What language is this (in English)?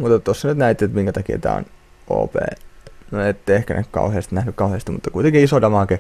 Finnish